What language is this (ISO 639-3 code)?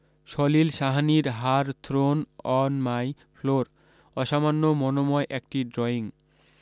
ben